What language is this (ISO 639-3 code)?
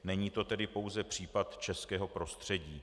ces